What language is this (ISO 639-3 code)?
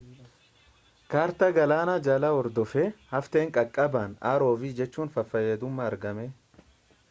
orm